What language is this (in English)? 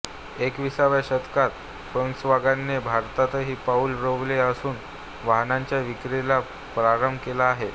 Marathi